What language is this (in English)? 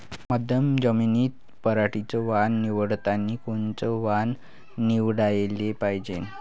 Marathi